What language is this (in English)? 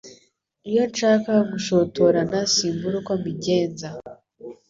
Kinyarwanda